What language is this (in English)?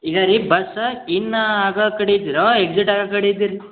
Kannada